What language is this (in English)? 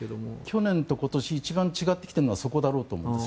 Japanese